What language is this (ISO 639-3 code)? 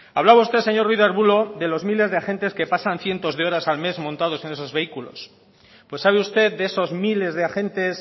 spa